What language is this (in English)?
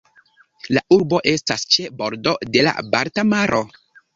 Esperanto